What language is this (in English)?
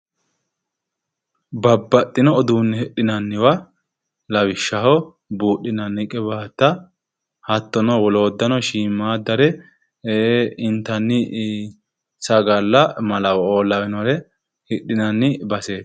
Sidamo